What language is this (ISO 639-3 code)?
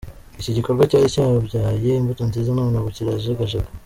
kin